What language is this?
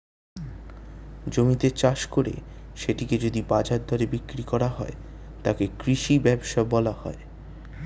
Bangla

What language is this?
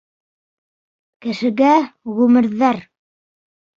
Bashkir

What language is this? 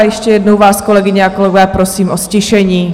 Czech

